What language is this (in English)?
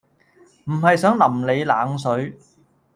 Cantonese